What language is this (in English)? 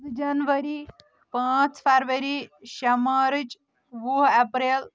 Kashmiri